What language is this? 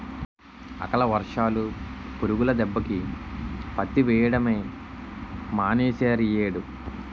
Telugu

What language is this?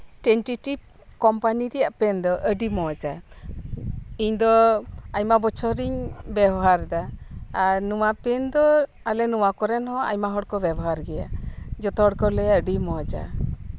Santali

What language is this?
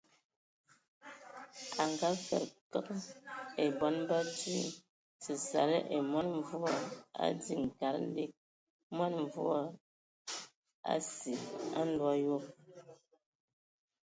Ewondo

